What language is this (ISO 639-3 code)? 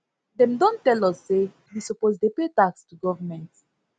pcm